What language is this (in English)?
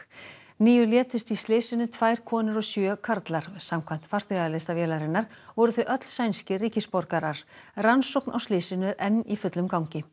Icelandic